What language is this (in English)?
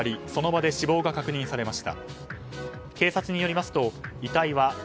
Japanese